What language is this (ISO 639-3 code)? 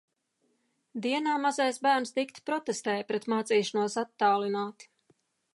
lav